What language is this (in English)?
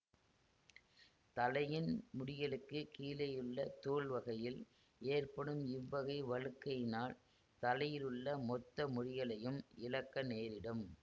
Tamil